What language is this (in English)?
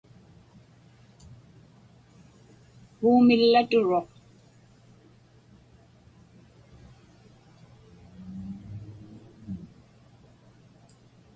Inupiaq